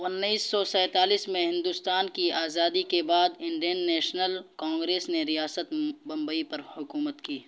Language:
Urdu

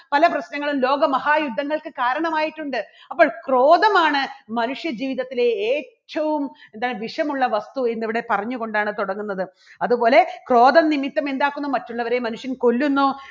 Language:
Malayalam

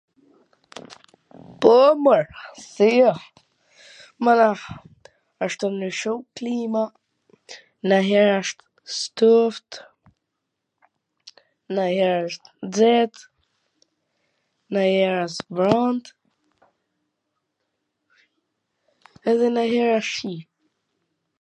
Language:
Gheg Albanian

